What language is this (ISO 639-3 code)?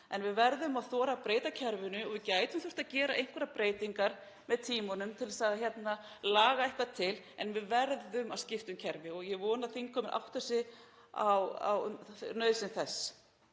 isl